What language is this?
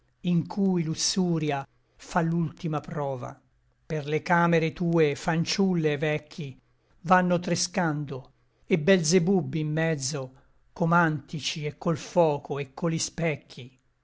Italian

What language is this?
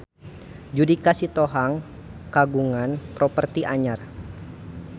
Sundanese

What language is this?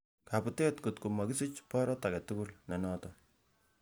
Kalenjin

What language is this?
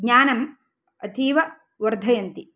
Sanskrit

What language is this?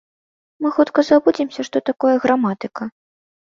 Belarusian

